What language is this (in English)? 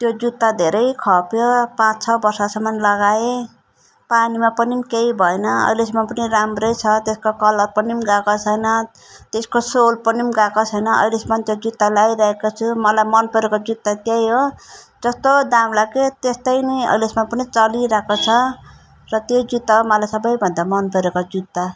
Nepali